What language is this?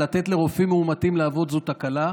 Hebrew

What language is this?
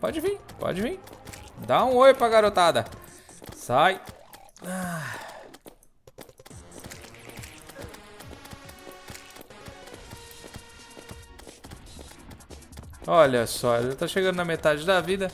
Portuguese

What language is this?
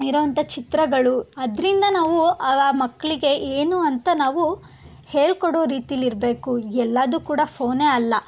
Kannada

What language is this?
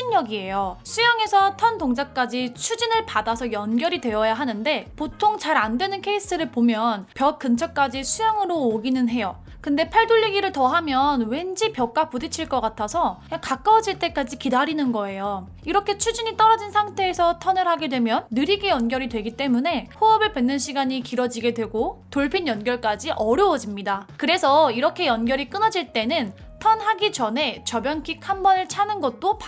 Korean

